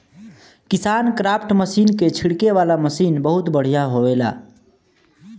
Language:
Bhojpuri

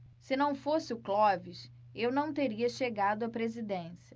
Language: Portuguese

